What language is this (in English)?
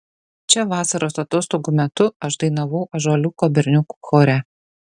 Lithuanian